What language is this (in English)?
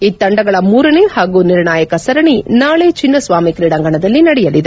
Kannada